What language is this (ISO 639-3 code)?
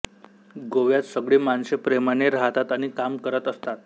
mar